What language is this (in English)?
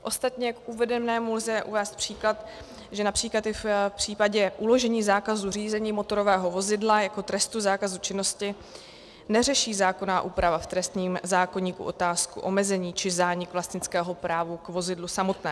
Czech